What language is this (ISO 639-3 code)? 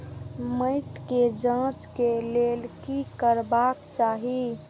mai